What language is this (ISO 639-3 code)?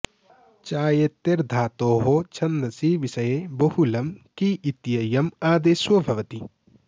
san